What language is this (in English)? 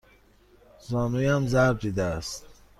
Persian